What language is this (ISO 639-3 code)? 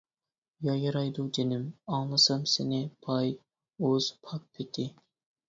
uig